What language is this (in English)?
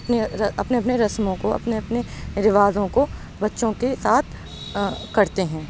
Urdu